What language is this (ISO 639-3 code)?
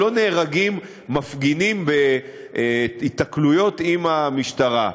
heb